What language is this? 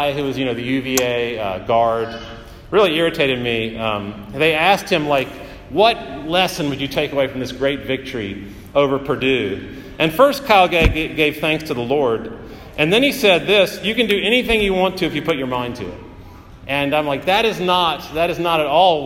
English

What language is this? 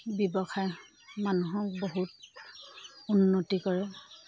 Assamese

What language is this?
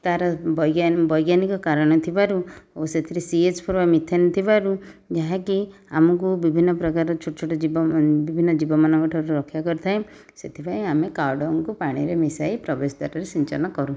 Odia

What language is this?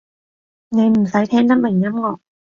Cantonese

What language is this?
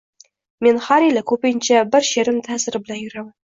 Uzbek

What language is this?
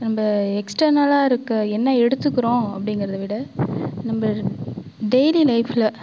Tamil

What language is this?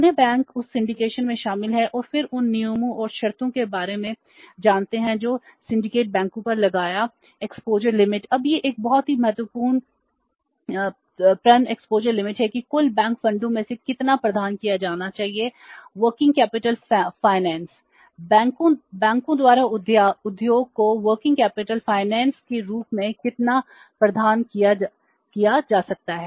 Hindi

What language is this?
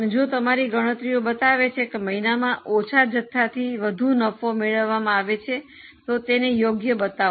Gujarati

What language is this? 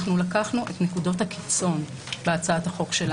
Hebrew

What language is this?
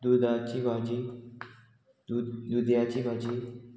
Konkani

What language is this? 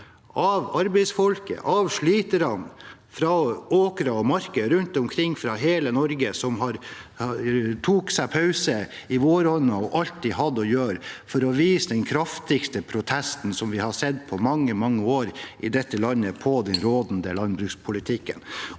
Norwegian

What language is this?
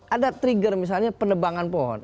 Indonesian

